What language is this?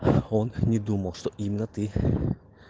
Russian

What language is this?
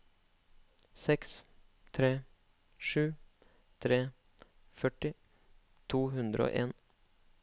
Norwegian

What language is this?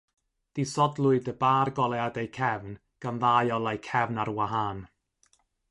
Welsh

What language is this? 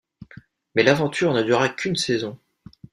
French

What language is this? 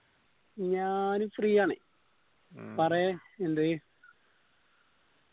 Malayalam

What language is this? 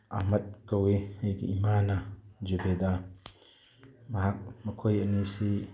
Manipuri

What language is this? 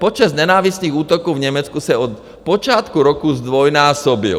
Czech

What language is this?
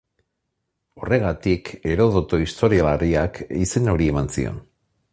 Basque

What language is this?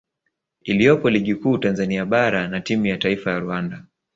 Swahili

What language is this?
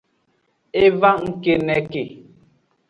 Aja (Benin)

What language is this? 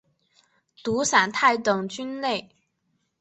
Chinese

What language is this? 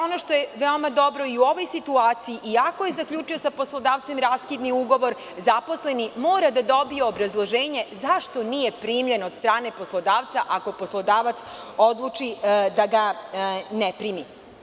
Serbian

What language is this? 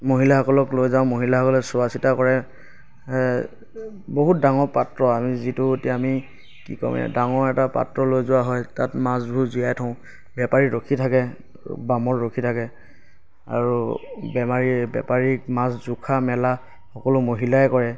Assamese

